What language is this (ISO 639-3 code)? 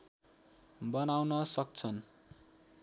nep